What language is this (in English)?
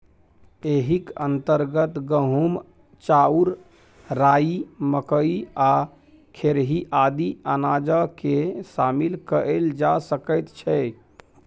Maithili